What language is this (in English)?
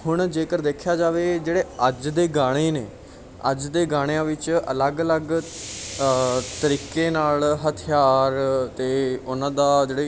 Punjabi